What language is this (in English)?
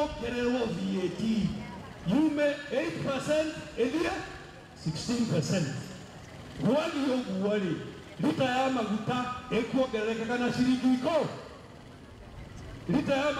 Arabic